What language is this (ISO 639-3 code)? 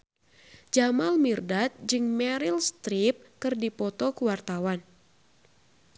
sun